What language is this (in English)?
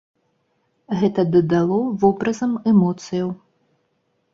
Belarusian